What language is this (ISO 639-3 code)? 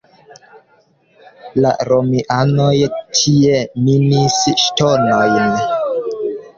epo